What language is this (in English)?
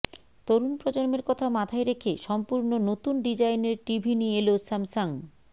Bangla